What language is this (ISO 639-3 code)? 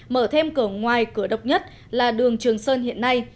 vie